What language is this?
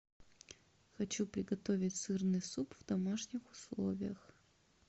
Russian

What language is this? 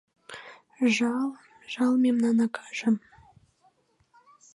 Mari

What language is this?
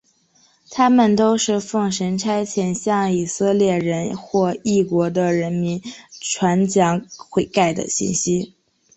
Chinese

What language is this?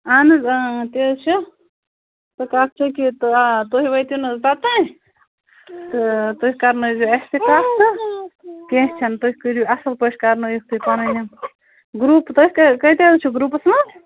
Kashmiri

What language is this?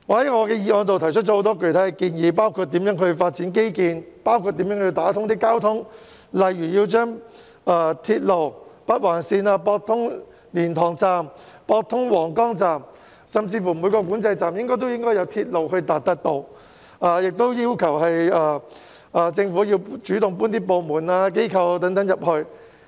Cantonese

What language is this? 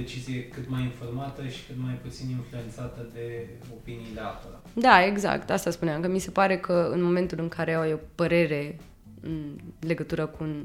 Romanian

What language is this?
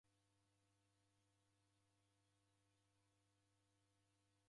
Taita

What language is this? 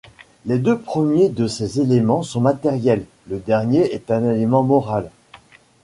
French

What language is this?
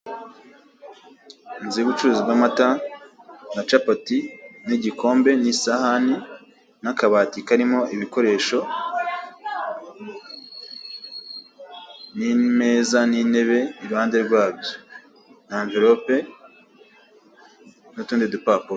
Kinyarwanda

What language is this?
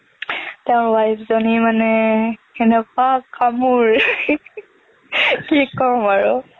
Assamese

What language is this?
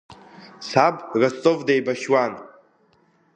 Abkhazian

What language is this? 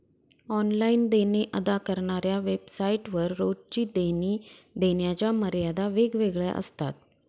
Marathi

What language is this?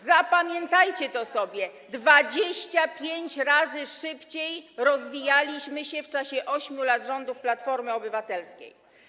Polish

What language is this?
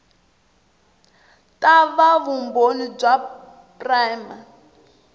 Tsonga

